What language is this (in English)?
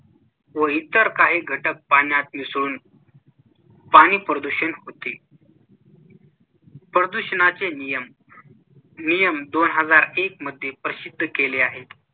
Marathi